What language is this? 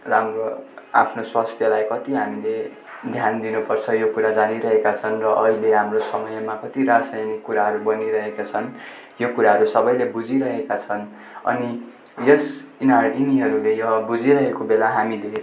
Nepali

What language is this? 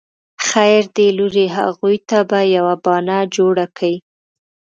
Pashto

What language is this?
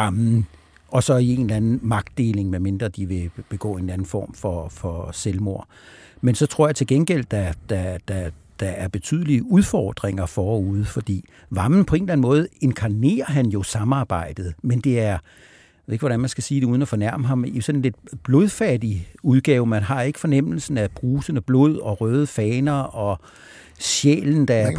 Danish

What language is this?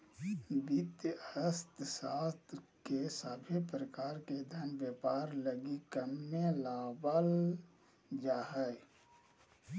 Magahi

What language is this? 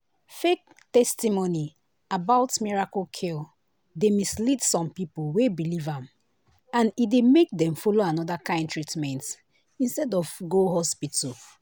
Nigerian Pidgin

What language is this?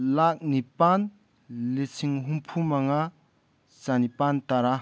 Manipuri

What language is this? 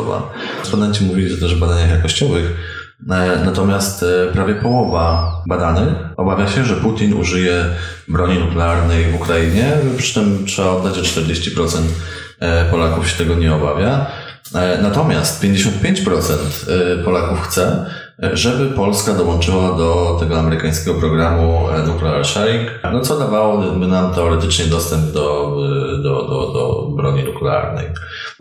Polish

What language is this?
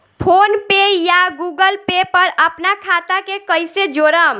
Bhojpuri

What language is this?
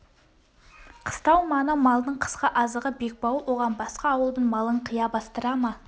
Kazakh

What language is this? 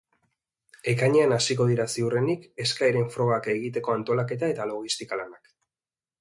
Basque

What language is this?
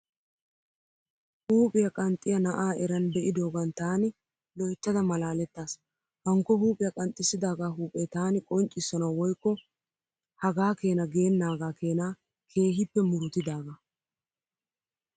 Wolaytta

